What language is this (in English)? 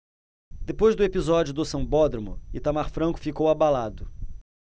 Portuguese